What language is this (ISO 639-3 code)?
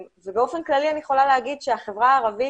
heb